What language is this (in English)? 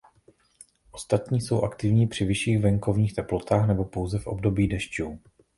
Czech